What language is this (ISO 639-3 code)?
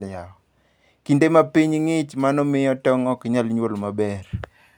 luo